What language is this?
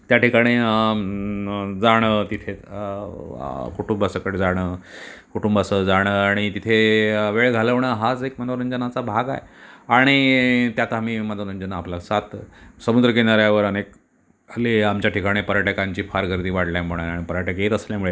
Marathi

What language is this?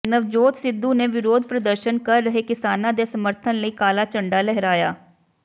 Punjabi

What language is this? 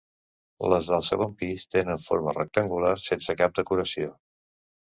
Catalan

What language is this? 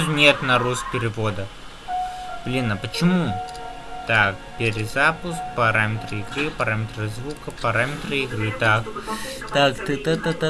Russian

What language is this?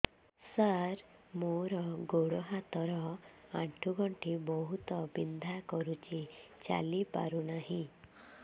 Odia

